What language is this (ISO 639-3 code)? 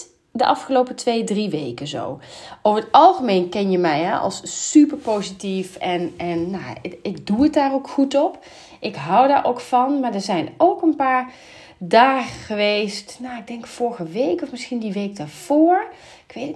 nld